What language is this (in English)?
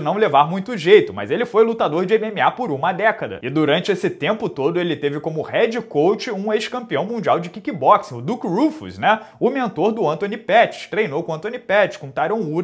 Portuguese